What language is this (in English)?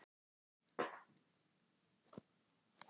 Icelandic